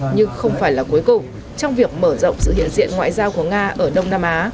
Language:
Vietnamese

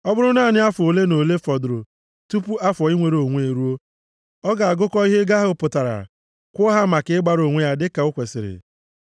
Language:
Igbo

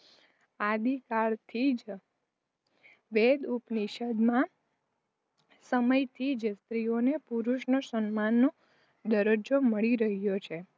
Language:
Gujarati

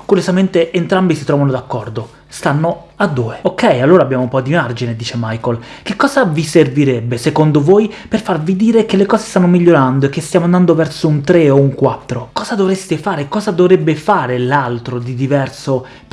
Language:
Italian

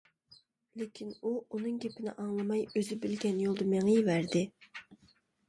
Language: Uyghur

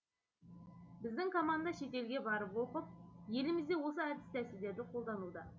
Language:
Kazakh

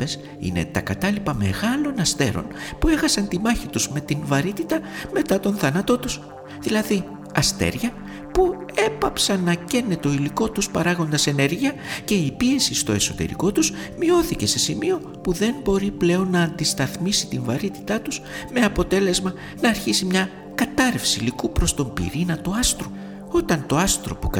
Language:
Greek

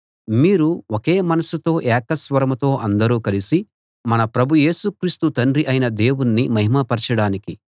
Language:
Telugu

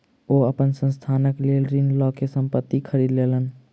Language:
Maithili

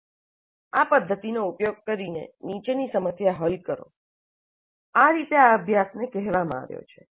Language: Gujarati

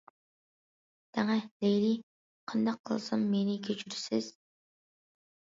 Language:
Uyghur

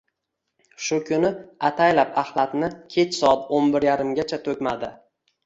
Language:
Uzbek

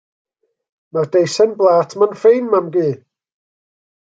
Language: Welsh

